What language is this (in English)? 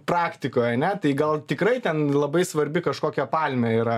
Lithuanian